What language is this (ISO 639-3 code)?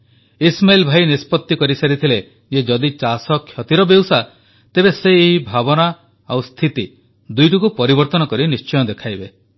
ori